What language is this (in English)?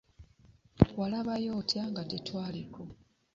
Ganda